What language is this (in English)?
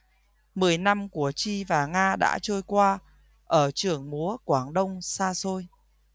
Vietnamese